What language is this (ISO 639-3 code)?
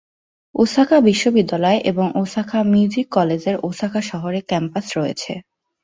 ben